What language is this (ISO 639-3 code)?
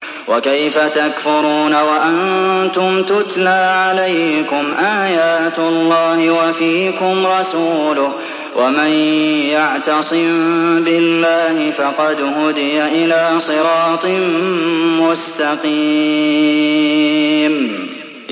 ara